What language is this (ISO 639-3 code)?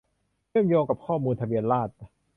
tha